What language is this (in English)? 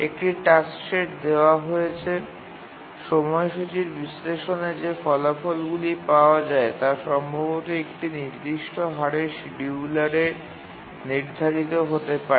Bangla